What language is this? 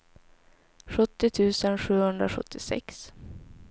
Swedish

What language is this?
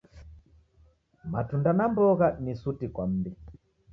Taita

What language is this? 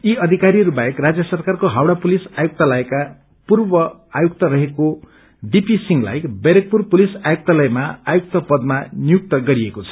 Nepali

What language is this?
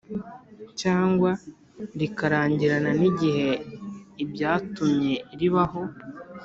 Kinyarwanda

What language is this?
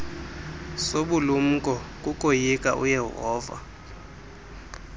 Xhosa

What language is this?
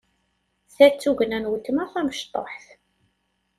Kabyle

